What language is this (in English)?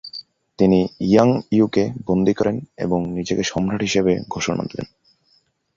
Bangla